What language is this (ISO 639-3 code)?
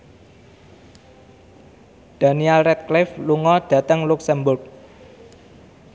jav